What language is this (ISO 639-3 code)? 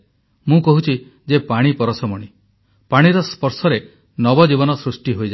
ori